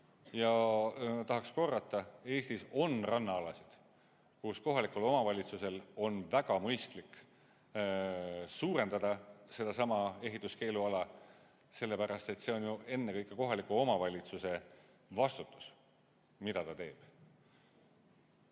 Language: Estonian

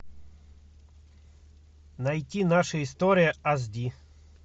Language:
Russian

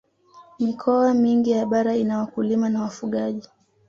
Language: Swahili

